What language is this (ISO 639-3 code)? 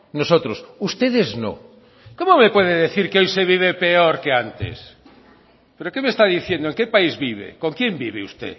spa